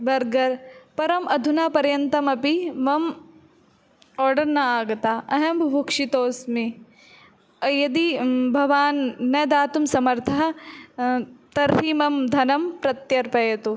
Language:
Sanskrit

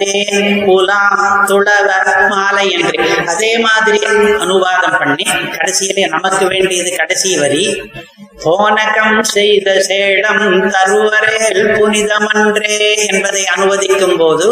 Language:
Tamil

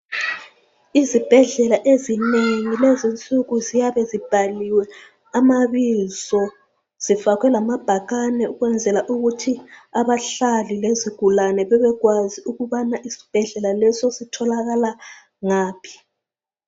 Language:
North Ndebele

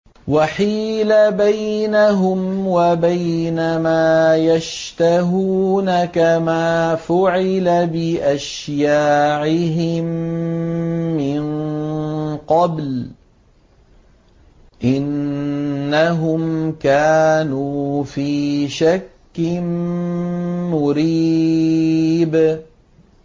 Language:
Arabic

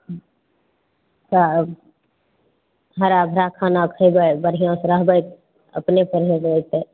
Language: Maithili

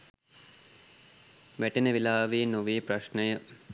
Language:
Sinhala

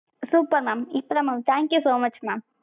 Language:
Tamil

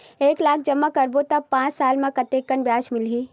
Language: Chhattisgarhi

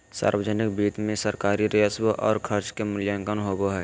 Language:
Magahi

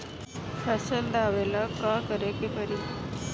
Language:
Bhojpuri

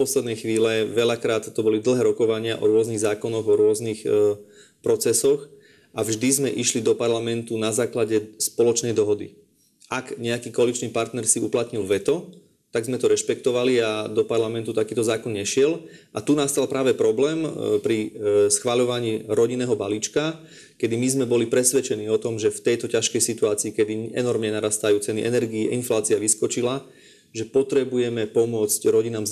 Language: Slovak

